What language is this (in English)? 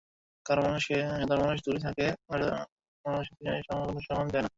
Bangla